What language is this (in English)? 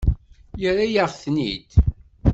Kabyle